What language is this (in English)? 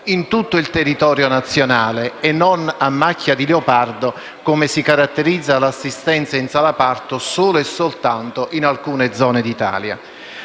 Italian